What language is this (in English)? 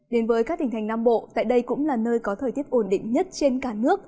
Vietnamese